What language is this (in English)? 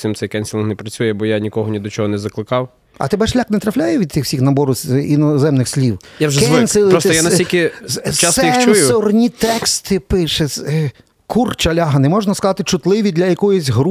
Ukrainian